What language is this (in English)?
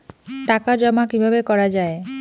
Bangla